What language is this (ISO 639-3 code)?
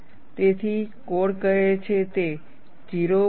guj